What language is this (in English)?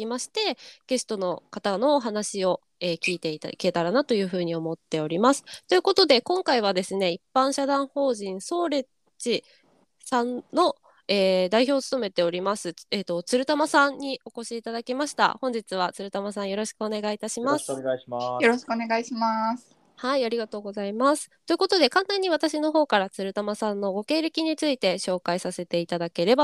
Japanese